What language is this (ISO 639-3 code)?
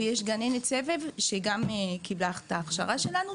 heb